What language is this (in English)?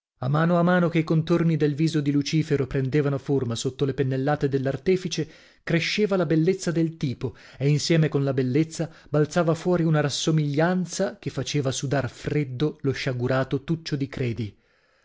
Italian